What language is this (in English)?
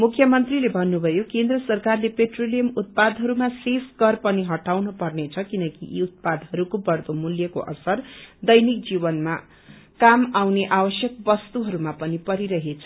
Nepali